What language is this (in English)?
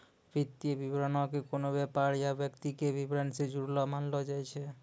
Maithili